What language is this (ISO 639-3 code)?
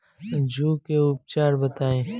bho